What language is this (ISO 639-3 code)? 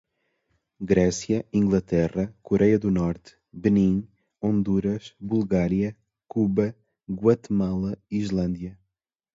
por